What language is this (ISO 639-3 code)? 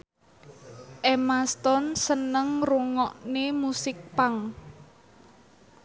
jav